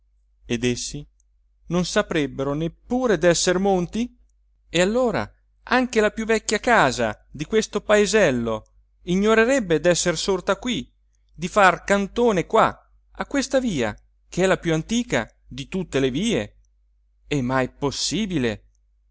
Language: Italian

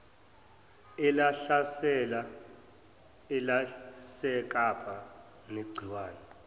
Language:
Zulu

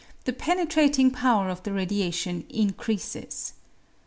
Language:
English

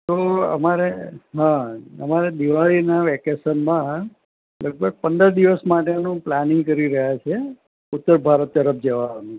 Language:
Gujarati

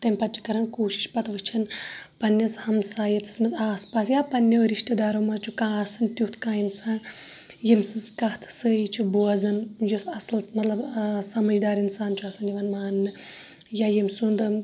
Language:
Kashmiri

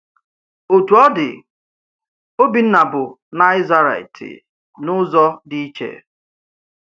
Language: Igbo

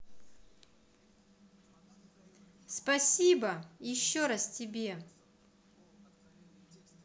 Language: Russian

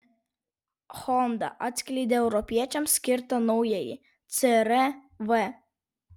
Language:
Lithuanian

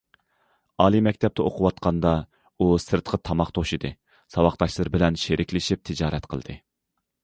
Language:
Uyghur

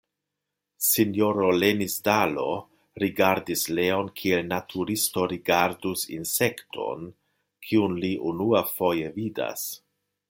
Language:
Esperanto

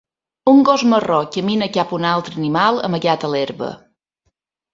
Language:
Catalan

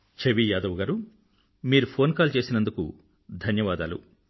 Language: Telugu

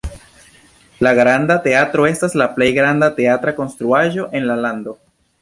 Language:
Esperanto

